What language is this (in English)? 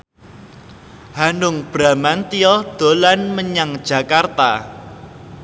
Javanese